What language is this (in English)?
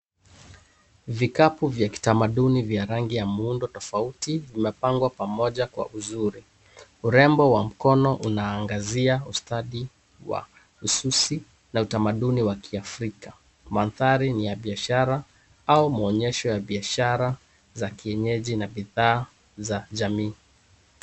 Swahili